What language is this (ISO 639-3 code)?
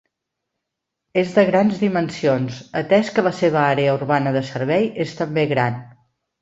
cat